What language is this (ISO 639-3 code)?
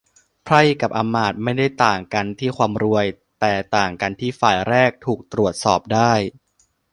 tha